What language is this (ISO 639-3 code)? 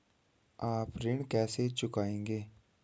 hin